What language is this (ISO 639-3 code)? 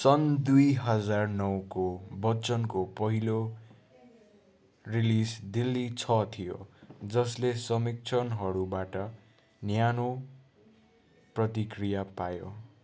nep